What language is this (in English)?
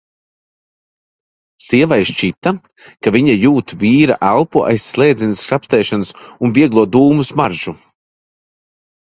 Latvian